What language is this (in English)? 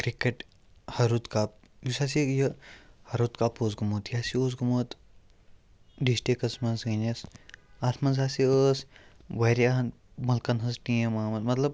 Kashmiri